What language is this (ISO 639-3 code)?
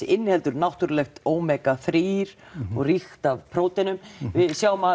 isl